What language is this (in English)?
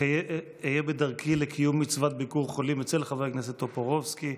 Hebrew